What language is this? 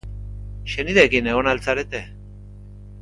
Basque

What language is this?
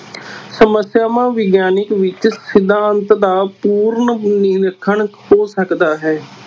Punjabi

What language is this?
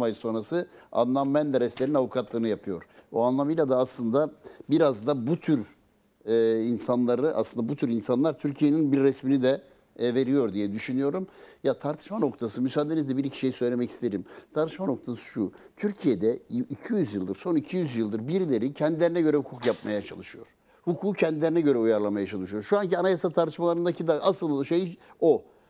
Turkish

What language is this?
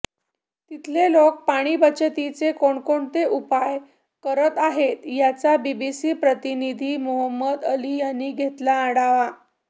Marathi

